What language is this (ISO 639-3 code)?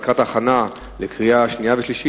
heb